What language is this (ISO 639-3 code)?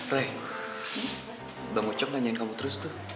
ind